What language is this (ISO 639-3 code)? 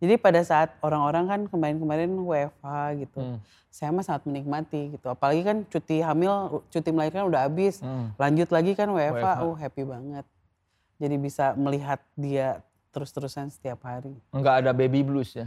ind